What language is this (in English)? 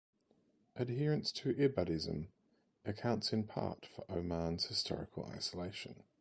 English